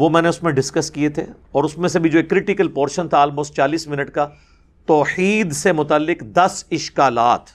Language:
Urdu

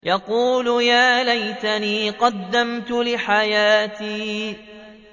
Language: Arabic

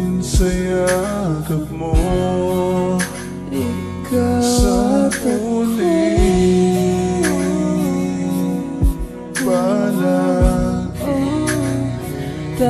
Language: Filipino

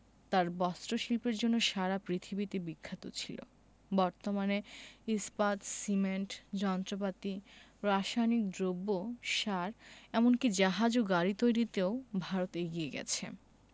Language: Bangla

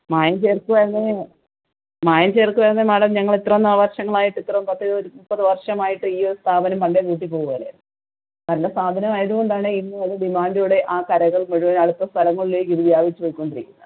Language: Malayalam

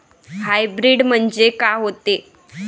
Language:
Marathi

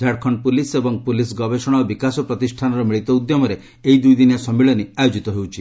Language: Odia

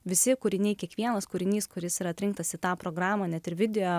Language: Lithuanian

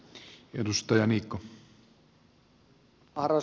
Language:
Finnish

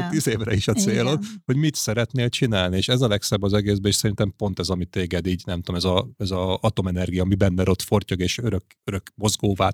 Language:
Hungarian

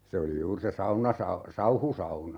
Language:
Finnish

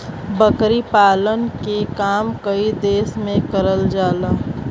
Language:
Bhojpuri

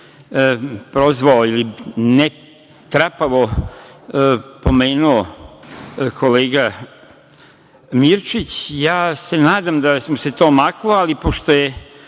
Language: Serbian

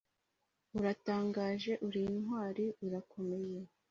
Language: Kinyarwanda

